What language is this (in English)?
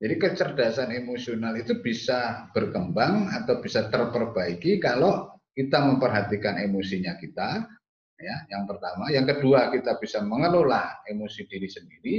Indonesian